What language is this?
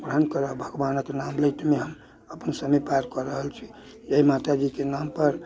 Maithili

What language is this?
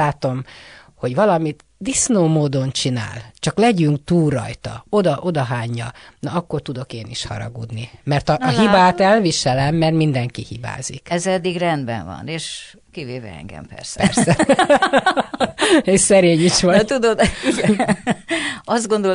Hungarian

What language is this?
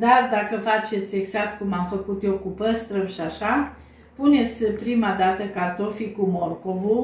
Romanian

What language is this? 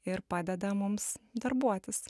Lithuanian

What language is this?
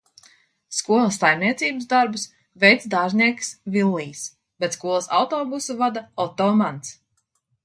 Latvian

